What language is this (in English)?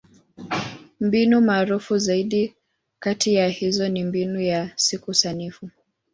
Swahili